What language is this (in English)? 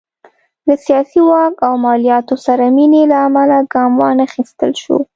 Pashto